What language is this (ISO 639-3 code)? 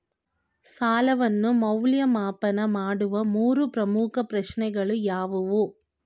kan